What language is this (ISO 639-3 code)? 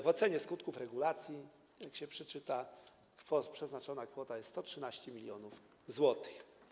pol